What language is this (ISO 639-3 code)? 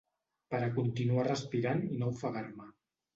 cat